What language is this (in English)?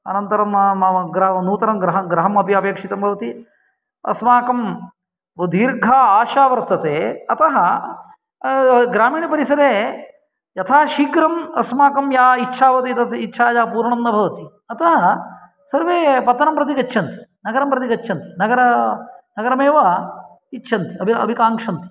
Sanskrit